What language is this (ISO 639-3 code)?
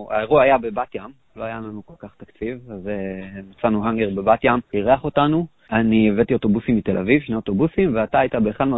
heb